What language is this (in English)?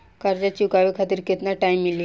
Bhojpuri